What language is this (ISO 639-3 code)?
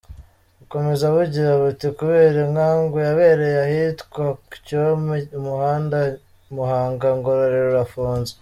kin